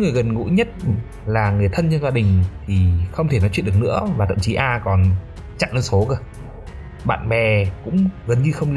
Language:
Vietnamese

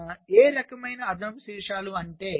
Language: Telugu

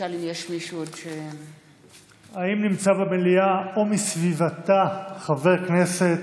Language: Hebrew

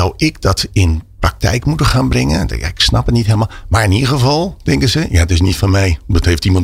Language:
Dutch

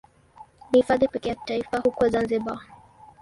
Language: Swahili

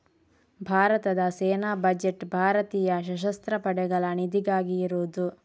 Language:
Kannada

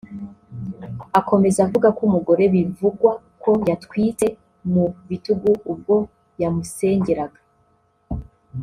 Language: Kinyarwanda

